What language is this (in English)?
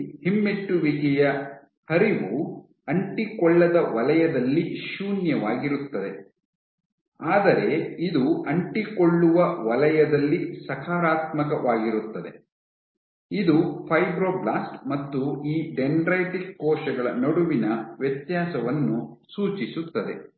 Kannada